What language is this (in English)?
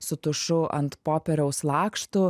Lithuanian